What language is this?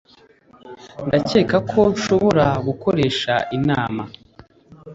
Kinyarwanda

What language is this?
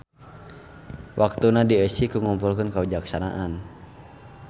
Sundanese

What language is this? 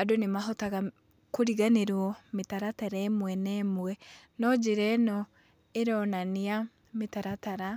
Kikuyu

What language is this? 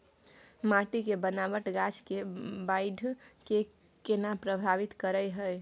Maithili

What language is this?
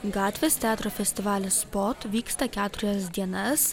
Lithuanian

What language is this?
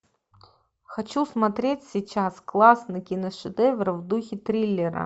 Russian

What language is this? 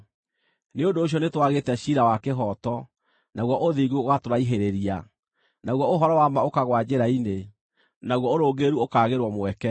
Kikuyu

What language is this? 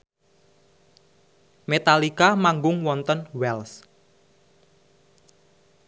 Javanese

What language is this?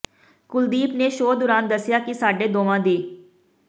Punjabi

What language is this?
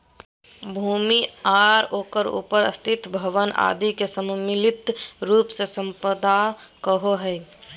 Magahi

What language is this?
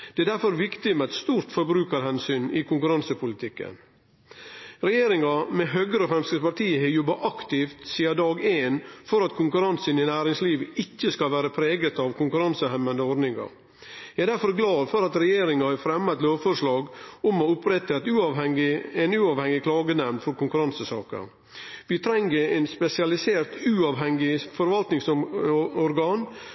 Norwegian Nynorsk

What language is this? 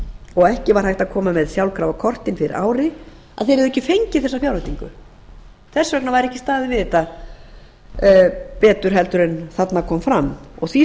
Icelandic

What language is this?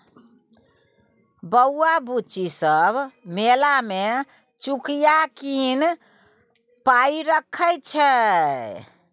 Maithili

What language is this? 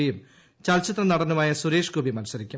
Malayalam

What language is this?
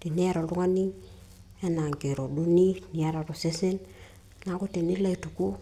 Masai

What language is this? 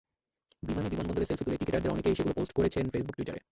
Bangla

